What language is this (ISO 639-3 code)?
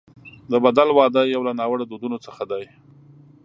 pus